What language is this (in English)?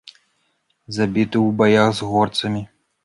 Belarusian